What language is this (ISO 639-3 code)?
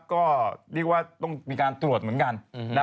tha